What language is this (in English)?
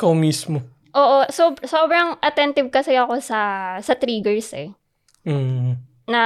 Filipino